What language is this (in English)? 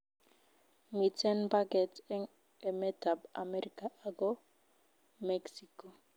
Kalenjin